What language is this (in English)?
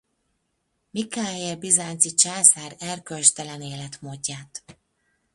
Hungarian